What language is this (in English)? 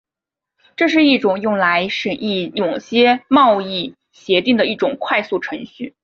Chinese